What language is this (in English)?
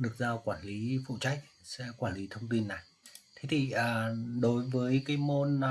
Vietnamese